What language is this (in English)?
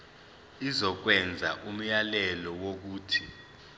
Zulu